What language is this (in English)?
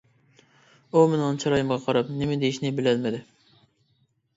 Uyghur